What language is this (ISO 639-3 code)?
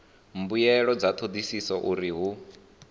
ven